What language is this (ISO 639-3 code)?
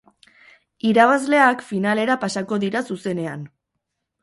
eus